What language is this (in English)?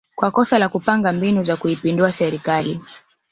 Swahili